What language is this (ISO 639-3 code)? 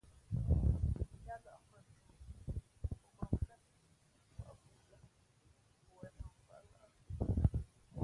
fmp